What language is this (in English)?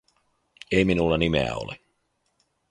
Finnish